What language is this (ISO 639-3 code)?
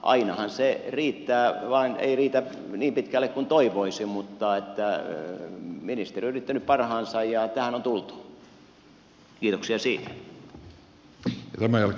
fin